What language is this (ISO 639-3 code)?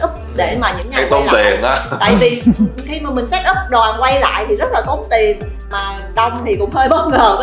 vie